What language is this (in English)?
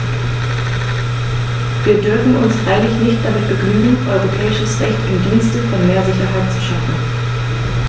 German